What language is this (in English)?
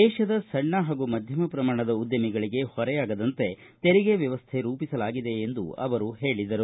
Kannada